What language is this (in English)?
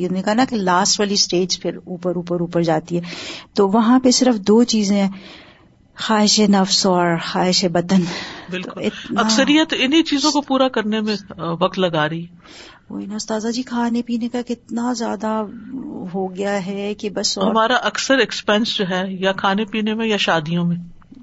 Urdu